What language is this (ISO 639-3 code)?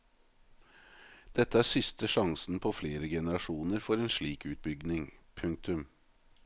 nor